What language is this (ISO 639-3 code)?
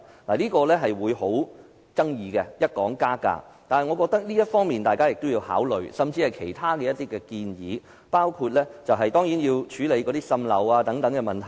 yue